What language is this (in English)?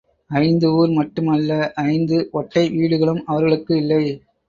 Tamil